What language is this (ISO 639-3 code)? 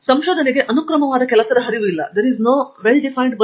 kan